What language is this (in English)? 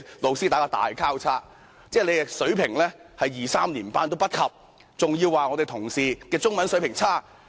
Cantonese